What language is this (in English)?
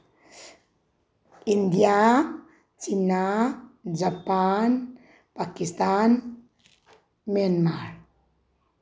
Manipuri